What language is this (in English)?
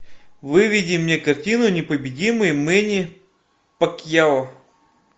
Russian